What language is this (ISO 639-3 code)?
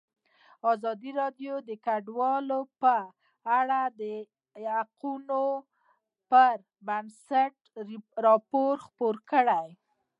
pus